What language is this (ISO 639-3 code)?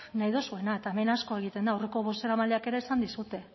eus